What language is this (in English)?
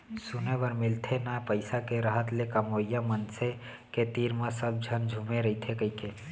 Chhattisgarhi